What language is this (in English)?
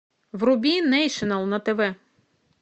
Russian